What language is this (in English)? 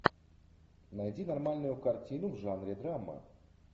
Russian